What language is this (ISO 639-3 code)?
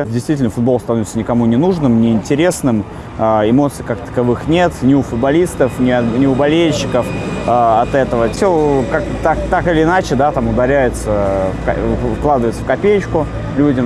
rus